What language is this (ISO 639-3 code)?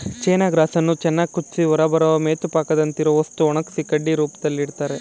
kan